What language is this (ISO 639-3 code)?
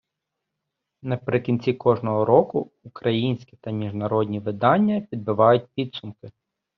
ukr